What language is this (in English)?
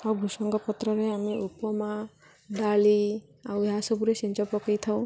Odia